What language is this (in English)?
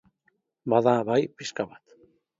Basque